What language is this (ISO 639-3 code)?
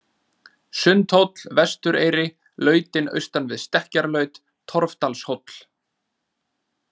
isl